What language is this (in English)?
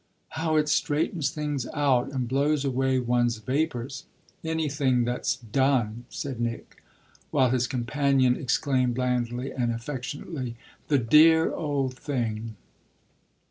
English